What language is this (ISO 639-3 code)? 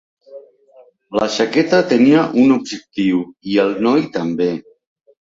cat